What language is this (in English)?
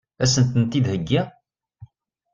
Kabyle